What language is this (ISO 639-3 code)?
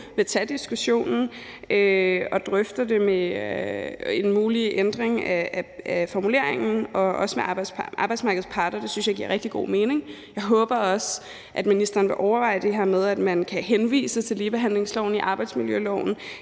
dan